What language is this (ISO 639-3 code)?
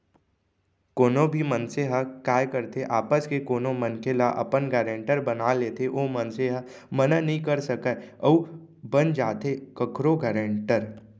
hne